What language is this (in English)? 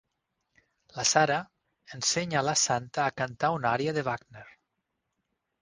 Catalan